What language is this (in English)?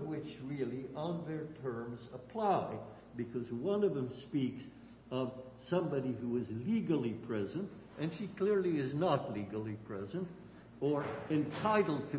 English